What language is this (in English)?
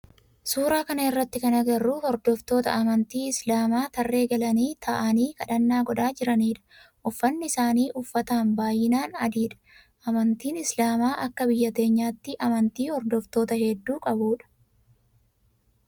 Oromo